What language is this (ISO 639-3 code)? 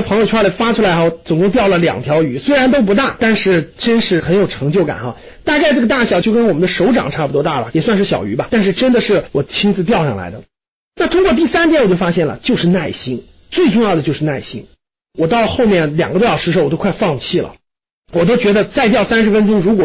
zho